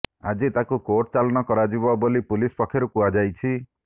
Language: Odia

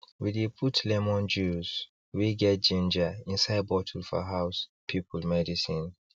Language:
Nigerian Pidgin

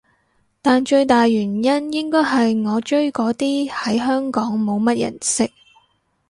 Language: Cantonese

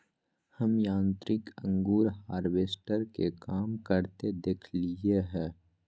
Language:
Magahi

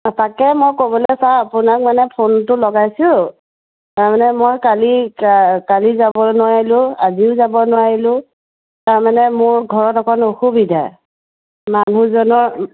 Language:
Assamese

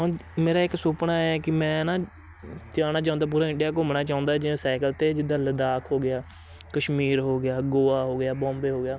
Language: Punjabi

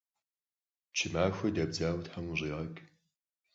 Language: Kabardian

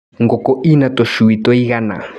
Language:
Kikuyu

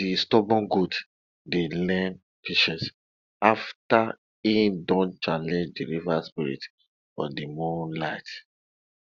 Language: Nigerian Pidgin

